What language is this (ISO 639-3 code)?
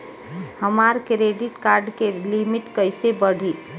bho